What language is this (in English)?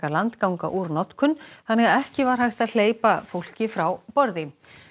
Icelandic